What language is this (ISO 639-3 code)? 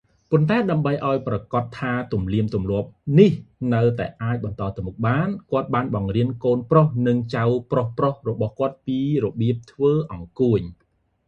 khm